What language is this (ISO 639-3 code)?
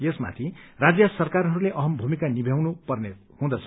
nep